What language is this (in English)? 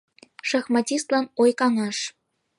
Mari